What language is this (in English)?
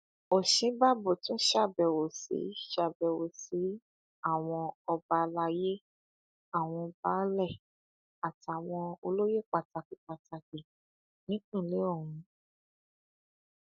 Yoruba